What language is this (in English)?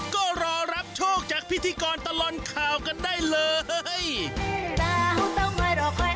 Thai